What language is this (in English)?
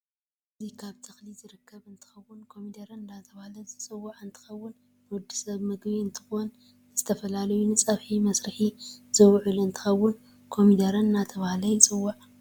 Tigrinya